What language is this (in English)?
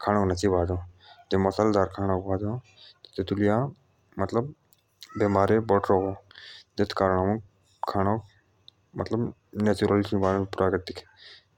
Jaunsari